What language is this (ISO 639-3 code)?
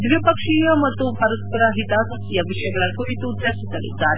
kan